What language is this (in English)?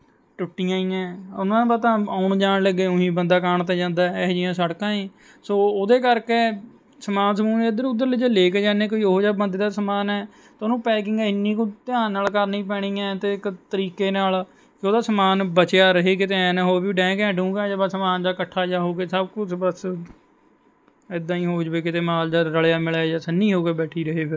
Punjabi